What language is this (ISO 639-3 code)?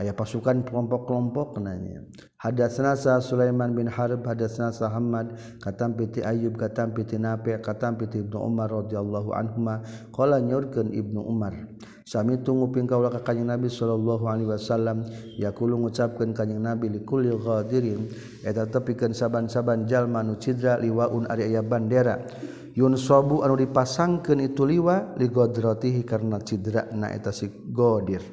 msa